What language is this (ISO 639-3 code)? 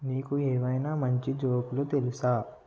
tel